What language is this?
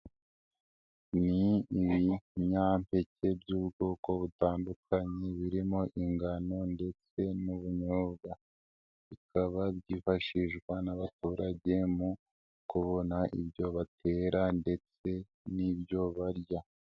Kinyarwanda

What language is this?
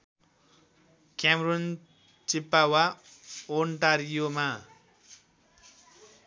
Nepali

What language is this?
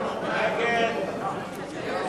Hebrew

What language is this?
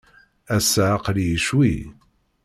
Kabyle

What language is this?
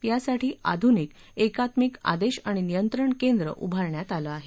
Marathi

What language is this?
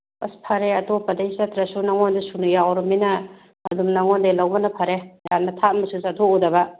Manipuri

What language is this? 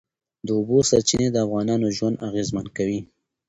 Pashto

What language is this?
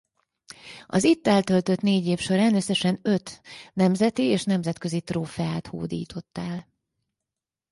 Hungarian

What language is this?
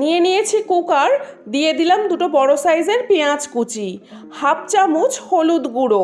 Bangla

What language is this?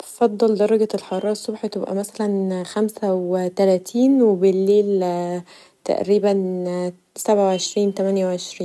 Egyptian Arabic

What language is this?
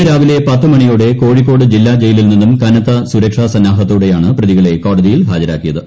Malayalam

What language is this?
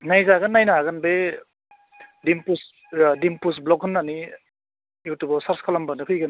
Bodo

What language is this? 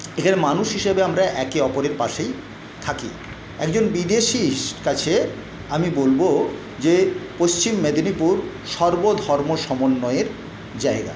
Bangla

